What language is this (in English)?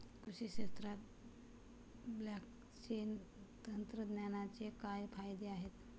Marathi